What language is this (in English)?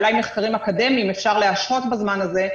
Hebrew